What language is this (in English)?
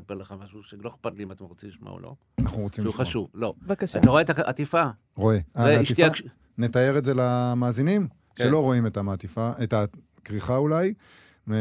Hebrew